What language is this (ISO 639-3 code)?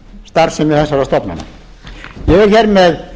isl